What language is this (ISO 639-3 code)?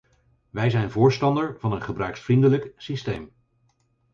nld